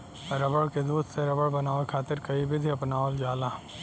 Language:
Bhojpuri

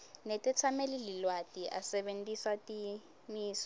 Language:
Swati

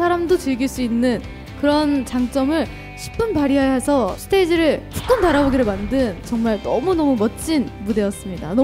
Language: Korean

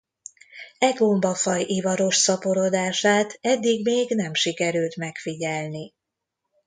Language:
Hungarian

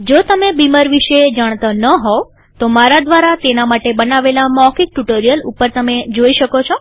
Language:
Gujarati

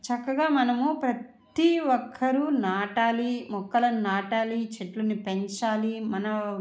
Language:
Telugu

